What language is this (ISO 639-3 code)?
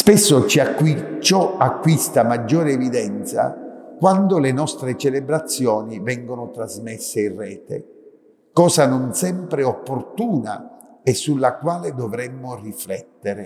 ita